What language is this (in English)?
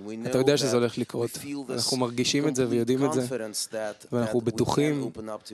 Hebrew